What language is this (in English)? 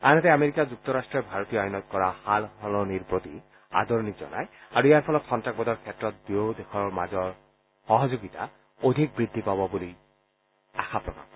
Assamese